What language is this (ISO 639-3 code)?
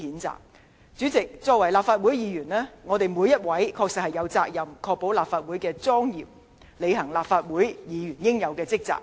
yue